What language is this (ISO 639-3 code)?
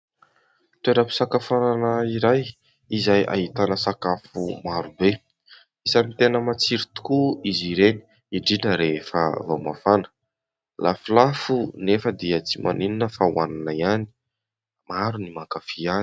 mlg